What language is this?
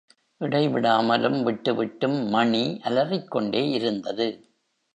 Tamil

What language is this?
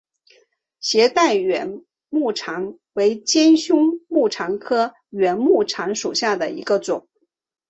Chinese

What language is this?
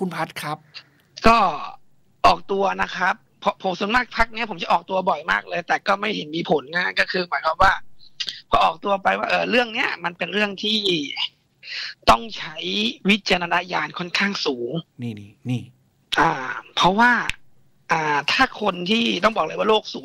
Thai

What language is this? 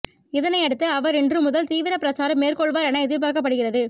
Tamil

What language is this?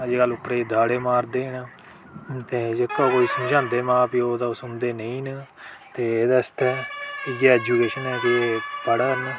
Dogri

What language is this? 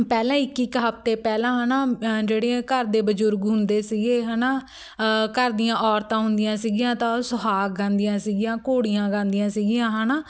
Punjabi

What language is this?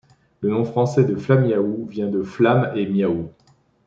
French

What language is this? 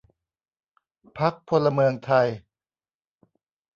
Thai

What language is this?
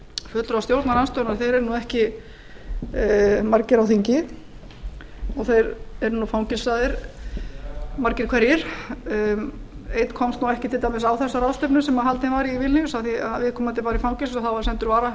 Icelandic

